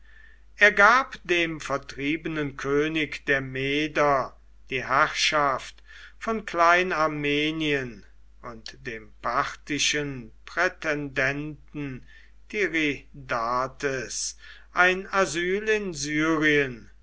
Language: German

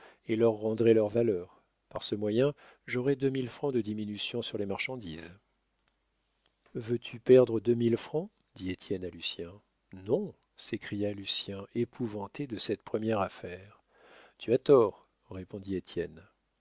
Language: French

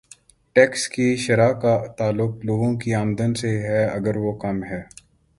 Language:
Urdu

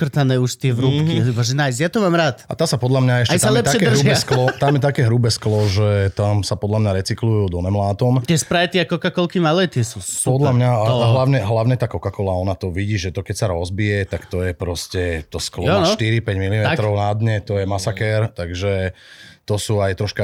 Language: Slovak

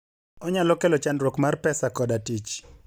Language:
Luo (Kenya and Tanzania)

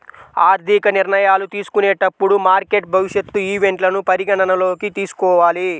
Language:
Telugu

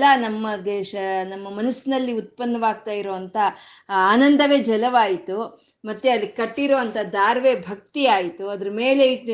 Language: Kannada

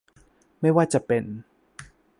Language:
Thai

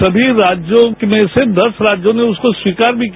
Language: Hindi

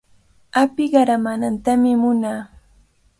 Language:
Cajatambo North Lima Quechua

